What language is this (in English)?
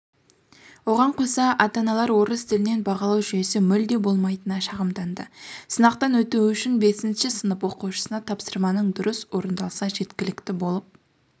Kazakh